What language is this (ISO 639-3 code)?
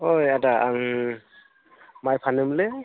brx